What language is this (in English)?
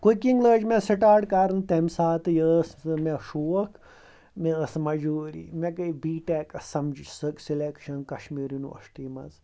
Kashmiri